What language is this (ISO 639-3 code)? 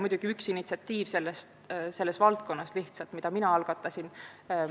est